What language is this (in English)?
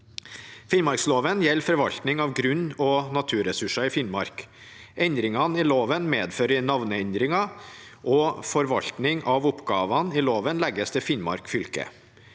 Norwegian